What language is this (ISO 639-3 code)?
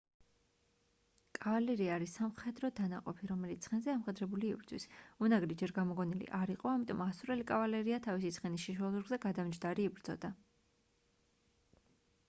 kat